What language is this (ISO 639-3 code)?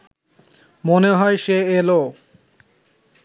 ben